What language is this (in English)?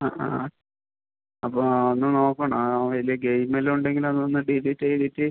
Malayalam